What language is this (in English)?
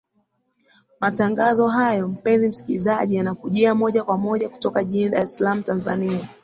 Swahili